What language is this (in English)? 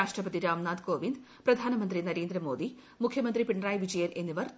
Malayalam